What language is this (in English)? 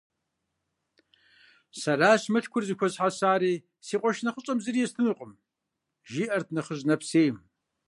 Kabardian